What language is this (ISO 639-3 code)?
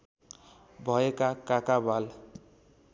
nep